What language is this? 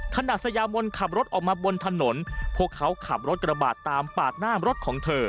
Thai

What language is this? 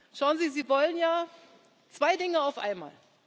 German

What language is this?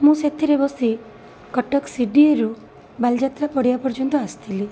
Odia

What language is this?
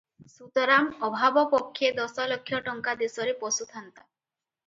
Odia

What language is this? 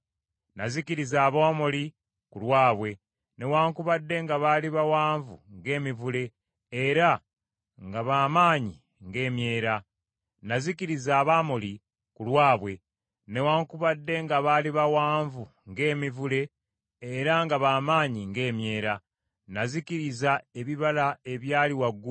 Ganda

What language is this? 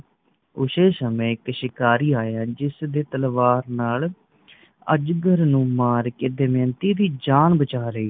Punjabi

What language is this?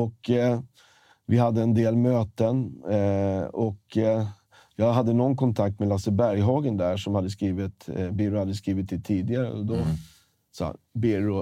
Swedish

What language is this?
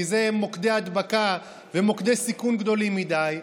Hebrew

